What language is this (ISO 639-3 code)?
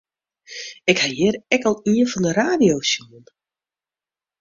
fry